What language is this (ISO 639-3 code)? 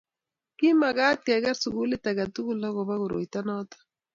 kln